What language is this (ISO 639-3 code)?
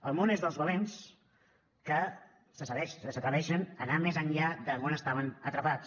cat